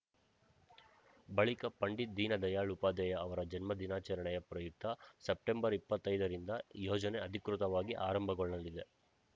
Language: Kannada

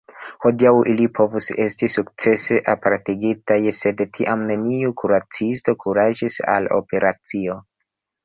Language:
Esperanto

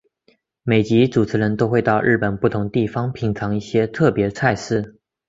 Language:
Chinese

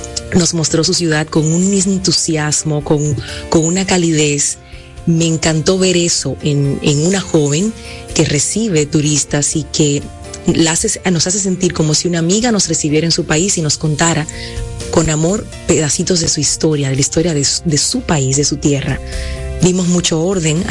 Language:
Spanish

